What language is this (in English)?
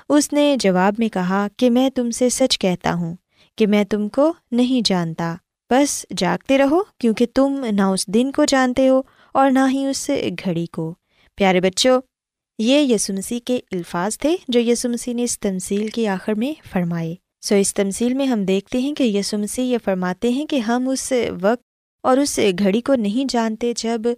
Urdu